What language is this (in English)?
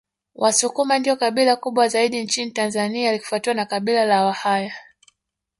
Swahili